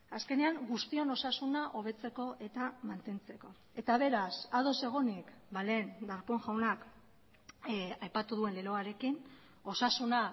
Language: Basque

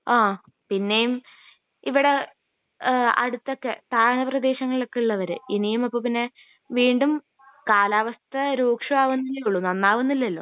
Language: Malayalam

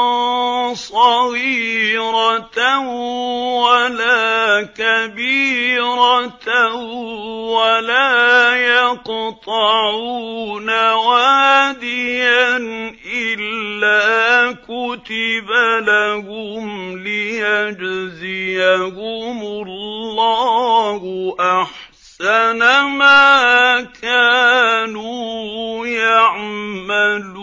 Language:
Arabic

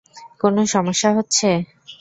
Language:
Bangla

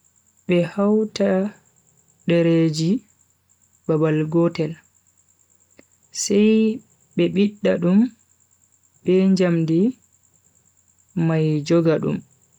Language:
Bagirmi Fulfulde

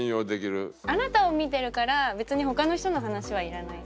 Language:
Japanese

